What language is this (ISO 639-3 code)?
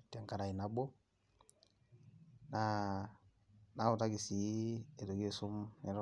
mas